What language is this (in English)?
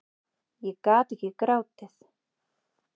Icelandic